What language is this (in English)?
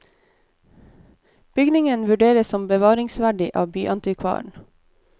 Norwegian